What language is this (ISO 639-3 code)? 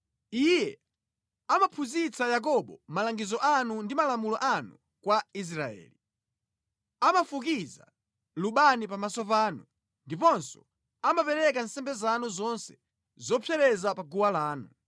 nya